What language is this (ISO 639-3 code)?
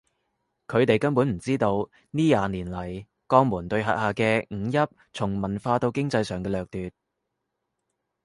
yue